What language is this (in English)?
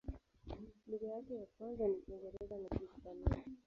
Swahili